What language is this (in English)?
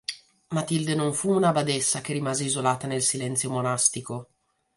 Italian